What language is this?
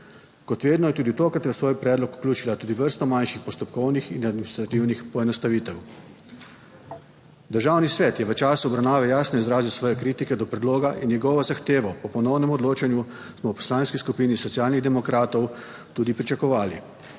Slovenian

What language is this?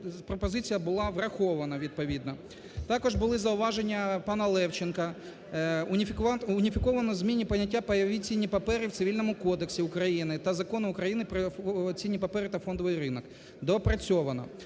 Ukrainian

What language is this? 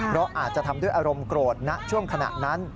Thai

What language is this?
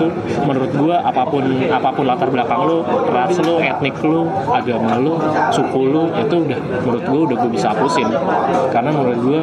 Indonesian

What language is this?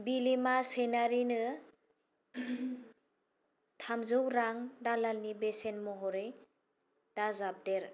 Bodo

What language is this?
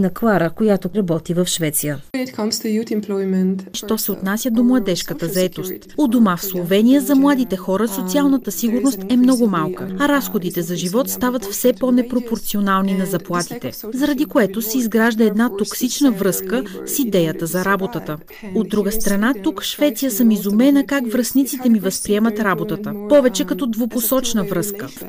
Bulgarian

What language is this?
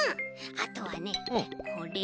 Japanese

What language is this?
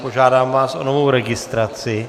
Czech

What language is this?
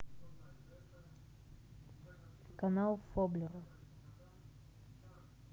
Russian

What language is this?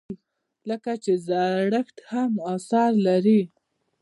Pashto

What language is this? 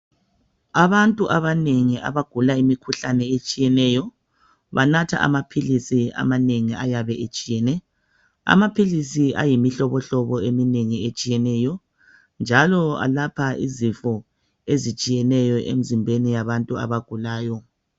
North Ndebele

